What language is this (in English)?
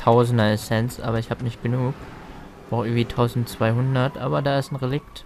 German